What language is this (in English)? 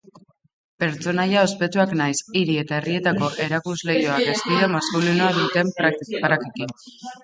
Basque